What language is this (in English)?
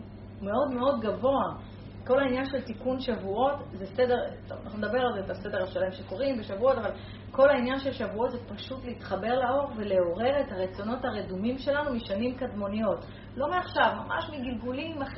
Hebrew